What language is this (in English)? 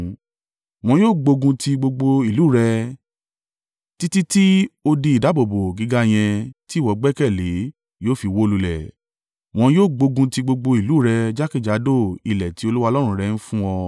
Yoruba